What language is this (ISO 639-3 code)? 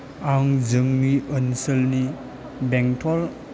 brx